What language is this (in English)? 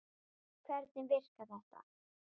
Icelandic